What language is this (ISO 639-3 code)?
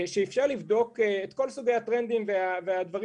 heb